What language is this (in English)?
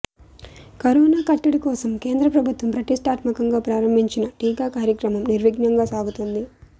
Telugu